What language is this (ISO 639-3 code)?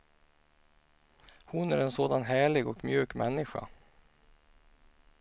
swe